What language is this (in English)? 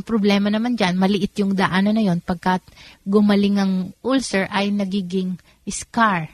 Filipino